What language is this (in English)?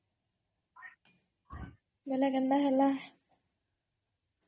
Odia